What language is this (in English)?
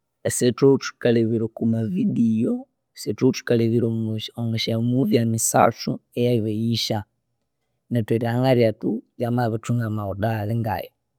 Konzo